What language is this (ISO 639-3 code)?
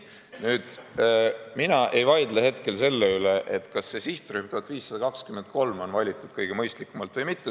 est